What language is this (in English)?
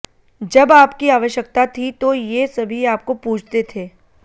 Hindi